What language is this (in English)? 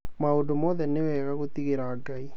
Kikuyu